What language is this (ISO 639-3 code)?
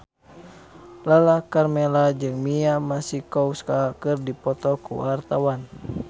sun